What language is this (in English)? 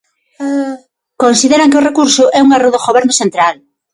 Galician